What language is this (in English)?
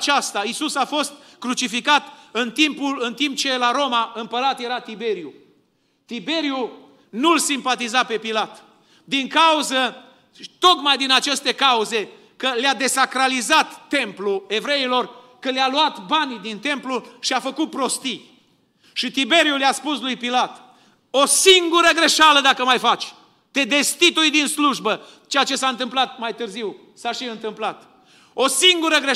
Romanian